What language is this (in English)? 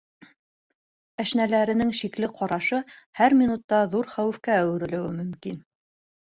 Bashkir